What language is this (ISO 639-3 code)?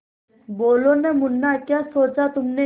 hin